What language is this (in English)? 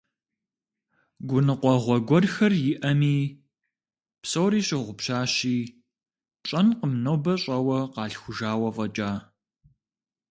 Kabardian